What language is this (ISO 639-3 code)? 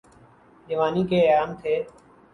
urd